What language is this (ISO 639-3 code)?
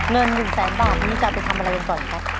tha